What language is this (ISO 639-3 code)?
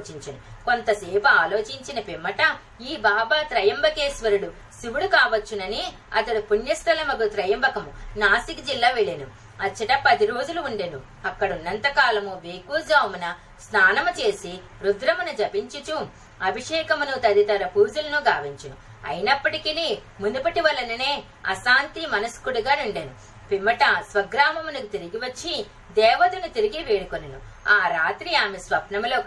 tel